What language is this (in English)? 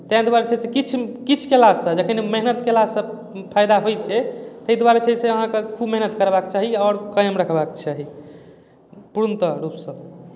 Maithili